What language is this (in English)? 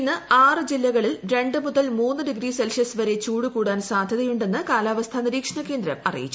Malayalam